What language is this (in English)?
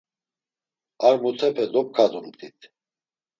Laz